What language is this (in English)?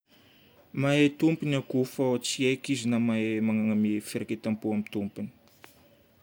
Northern Betsimisaraka Malagasy